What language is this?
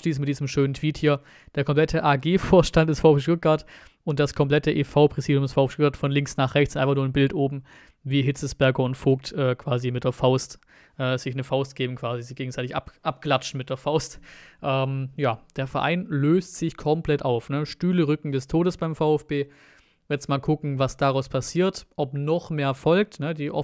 German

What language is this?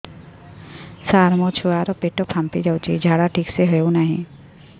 Odia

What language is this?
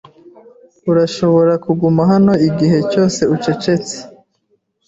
Kinyarwanda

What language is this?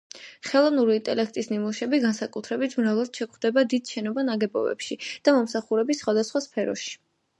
Georgian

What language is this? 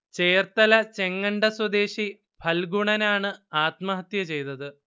Malayalam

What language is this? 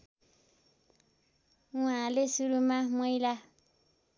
Nepali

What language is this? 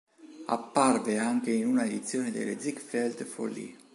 Italian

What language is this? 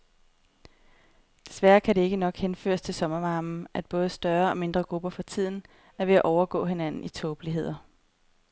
Danish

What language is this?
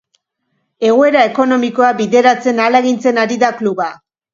Basque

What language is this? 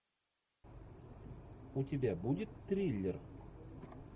Russian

